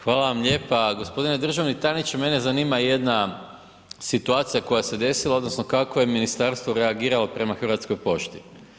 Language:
Croatian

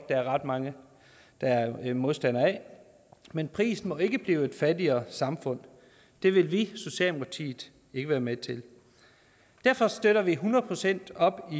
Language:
Danish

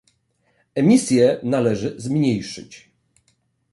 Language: Polish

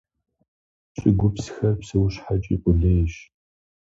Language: Kabardian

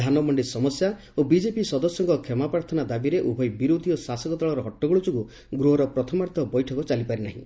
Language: Odia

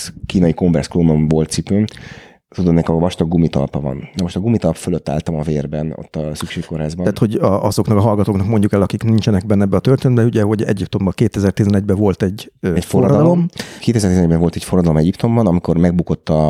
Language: Hungarian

